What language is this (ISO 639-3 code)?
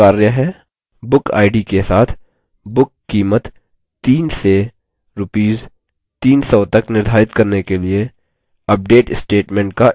hin